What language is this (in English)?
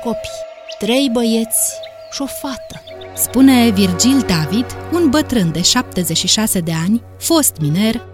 Romanian